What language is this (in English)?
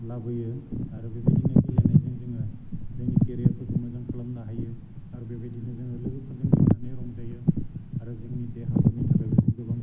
Bodo